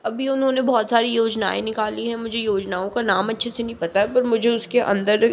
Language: Hindi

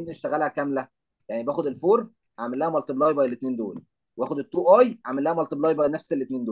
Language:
Arabic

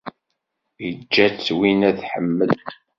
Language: Kabyle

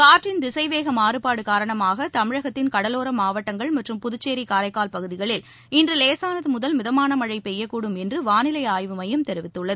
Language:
Tamil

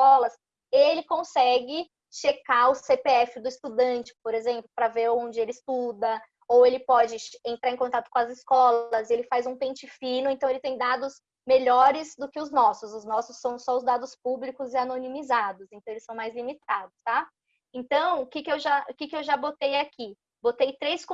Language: Portuguese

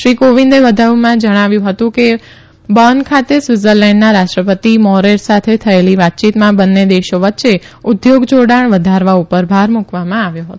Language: Gujarati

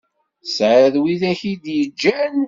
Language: Kabyle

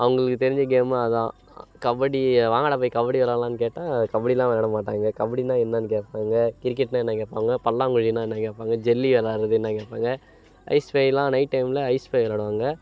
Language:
Tamil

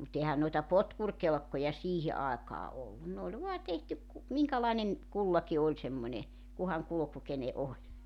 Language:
Finnish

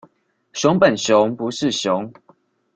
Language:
Chinese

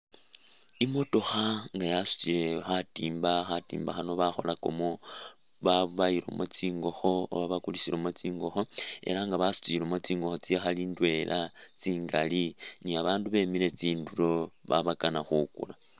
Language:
Masaaba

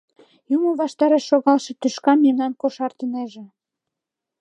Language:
Mari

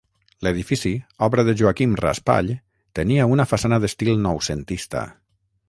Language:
Catalan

